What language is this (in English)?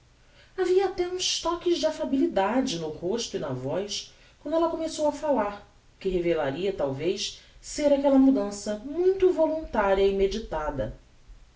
Portuguese